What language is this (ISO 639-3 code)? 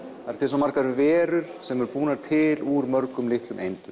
isl